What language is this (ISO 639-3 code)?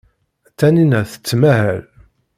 kab